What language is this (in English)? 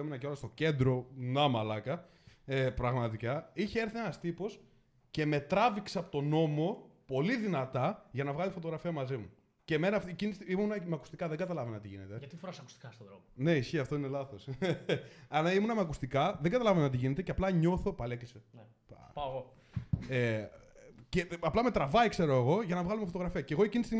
Greek